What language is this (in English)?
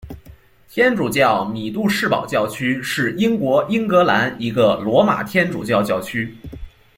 Chinese